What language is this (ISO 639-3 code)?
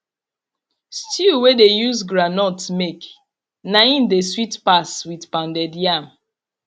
pcm